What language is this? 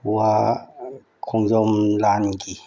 Manipuri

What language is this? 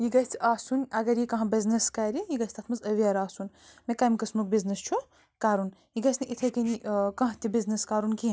Kashmiri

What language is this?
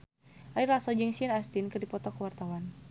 Sundanese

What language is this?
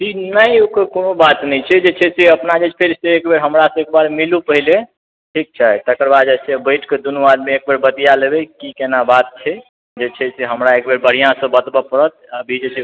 Maithili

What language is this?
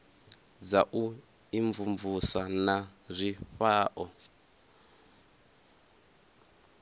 Venda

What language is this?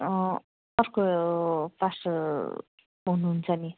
Nepali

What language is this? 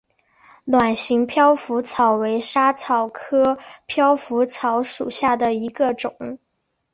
Chinese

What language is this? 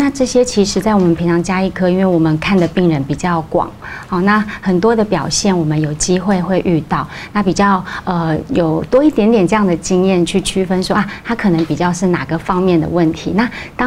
Chinese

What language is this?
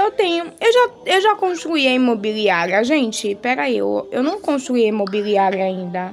Portuguese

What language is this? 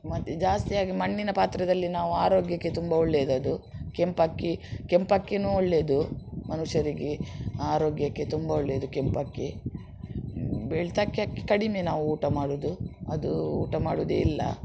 Kannada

